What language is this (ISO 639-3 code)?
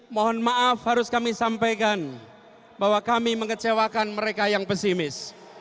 ind